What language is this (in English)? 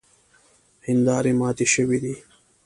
Pashto